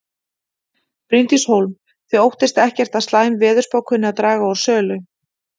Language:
Icelandic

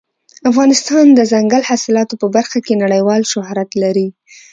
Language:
Pashto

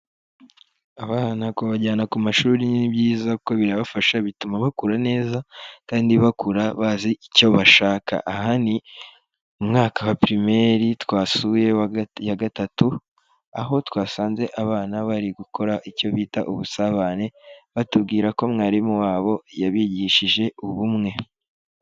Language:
Kinyarwanda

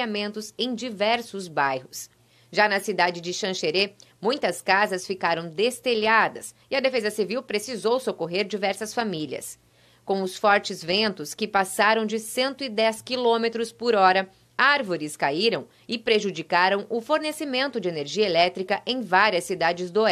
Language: Portuguese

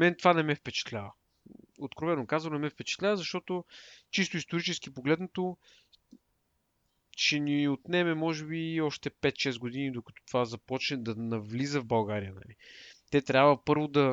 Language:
Bulgarian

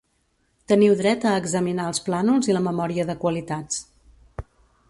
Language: Catalan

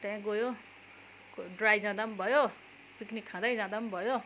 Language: Nepali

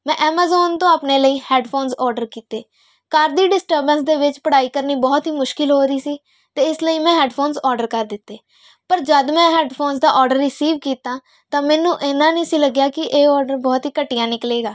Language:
Punjabi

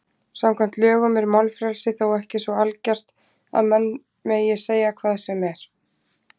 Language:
Icelandic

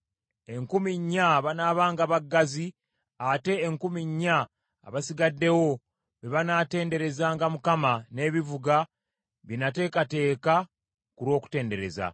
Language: Ganda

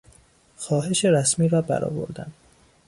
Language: Persian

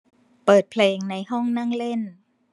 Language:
Thai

